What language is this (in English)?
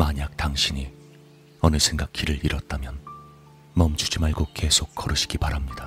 Korean